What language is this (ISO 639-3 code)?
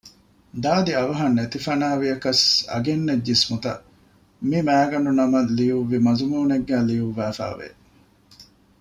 div